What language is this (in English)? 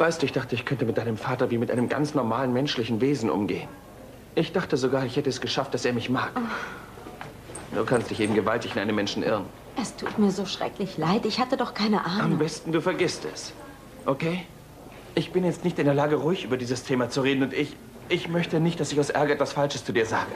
German